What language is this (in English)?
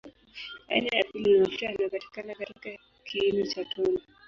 Swahili